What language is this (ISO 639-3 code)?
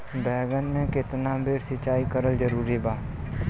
bho